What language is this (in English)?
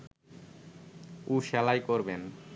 Bangla